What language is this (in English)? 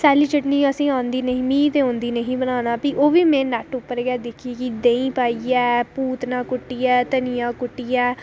Dogri